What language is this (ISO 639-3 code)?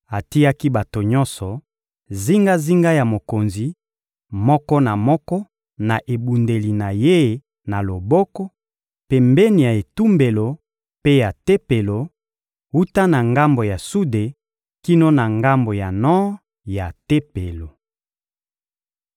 lin